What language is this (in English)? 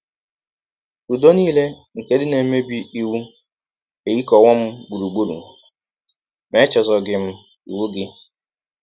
Igbo